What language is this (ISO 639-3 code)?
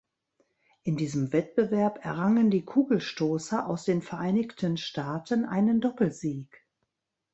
deu